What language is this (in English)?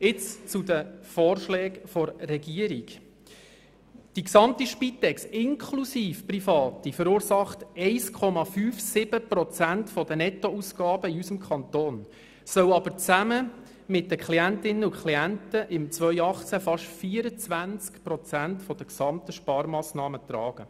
Swiss German